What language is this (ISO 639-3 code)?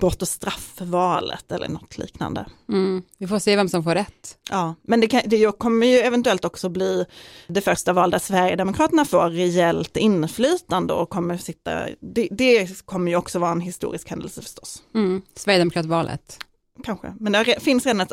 swe